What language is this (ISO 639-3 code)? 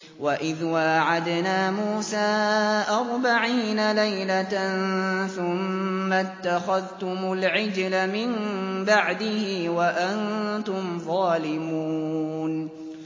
ara